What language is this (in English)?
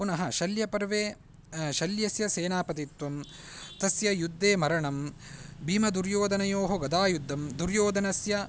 Sanskrit